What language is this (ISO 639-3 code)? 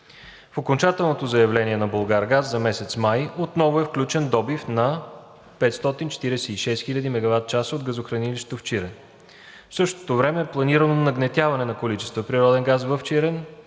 bul